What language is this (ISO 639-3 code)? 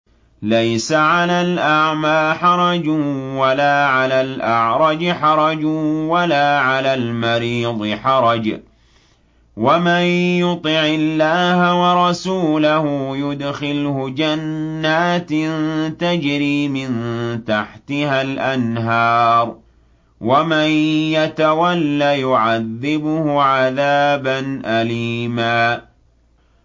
ara